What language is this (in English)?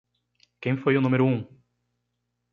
Portuguese